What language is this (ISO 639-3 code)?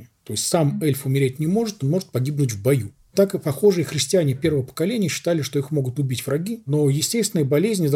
rus